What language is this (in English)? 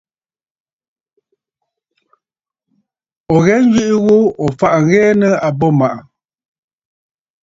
Bafut